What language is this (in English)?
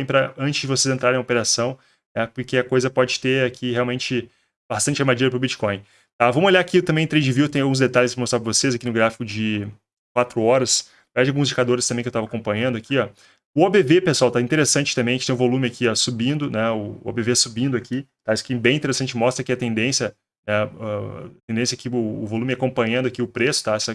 Portuguese